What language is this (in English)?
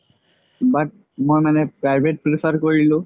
Assamese